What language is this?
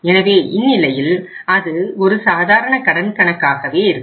Tamil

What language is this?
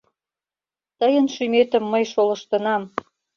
Mari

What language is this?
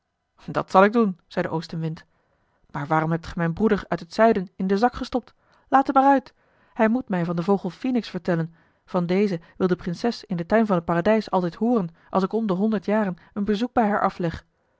Dutch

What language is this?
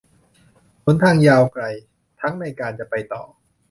Thai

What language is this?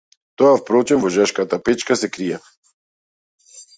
Macedonian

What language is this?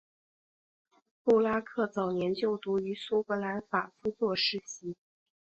Chinese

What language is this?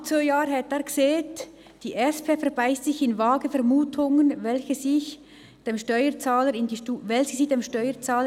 Swiss German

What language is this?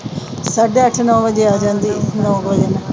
Punjabi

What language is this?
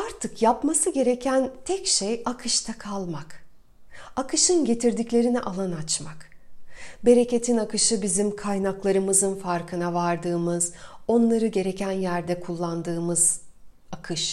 Turkish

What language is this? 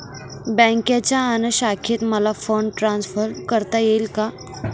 Marathi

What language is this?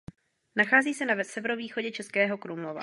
Czech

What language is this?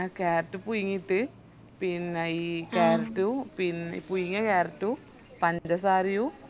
Malayalam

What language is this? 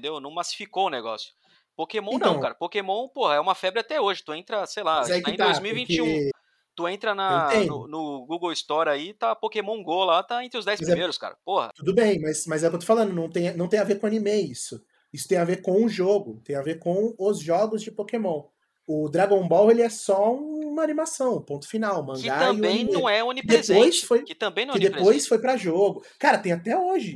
Portuguese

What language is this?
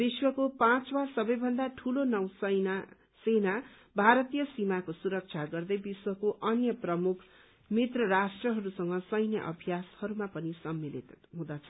Nepali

